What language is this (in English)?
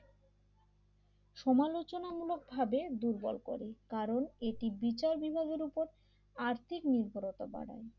Bangla